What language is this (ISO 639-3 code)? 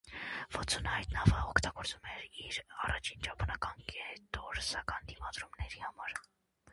hye